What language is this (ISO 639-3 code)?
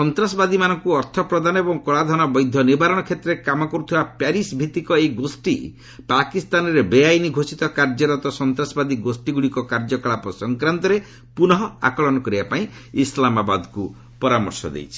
ori